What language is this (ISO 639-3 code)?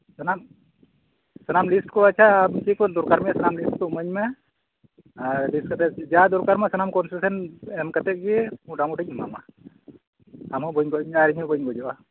sat